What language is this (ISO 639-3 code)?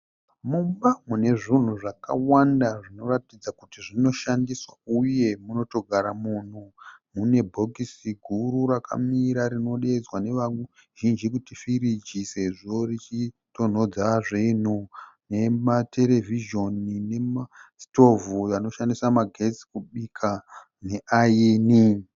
sna